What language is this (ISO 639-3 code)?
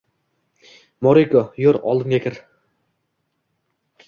uzb